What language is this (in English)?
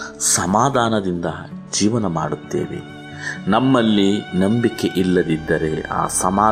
Kannada